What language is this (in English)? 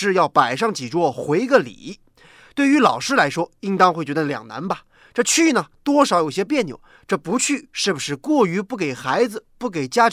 Chinese